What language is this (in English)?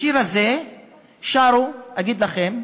Hebrew